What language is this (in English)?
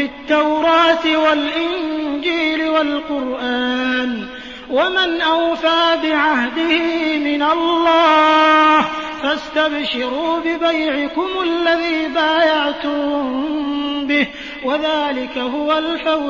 Arabic